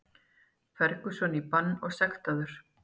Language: Icelandic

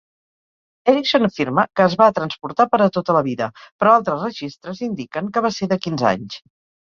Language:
Catalan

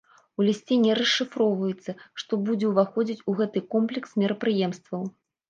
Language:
Belarusian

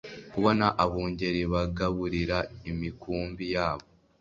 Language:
Kinyarwanda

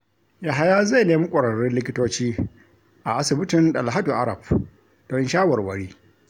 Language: Hausa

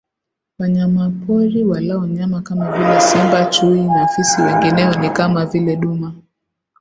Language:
Swahili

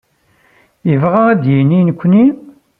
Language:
Kabyle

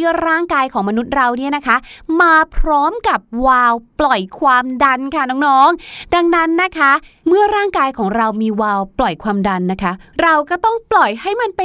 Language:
Thai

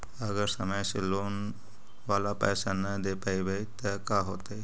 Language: Magahi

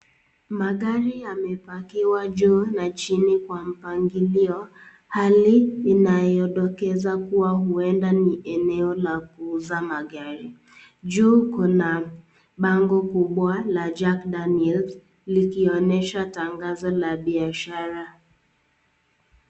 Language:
Swahili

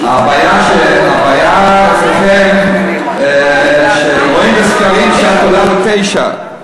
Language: Hebrew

